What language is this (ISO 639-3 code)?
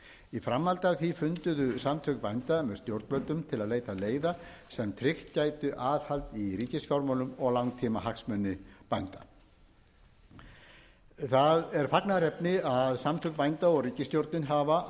isl